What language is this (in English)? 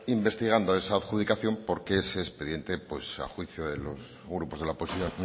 Spanish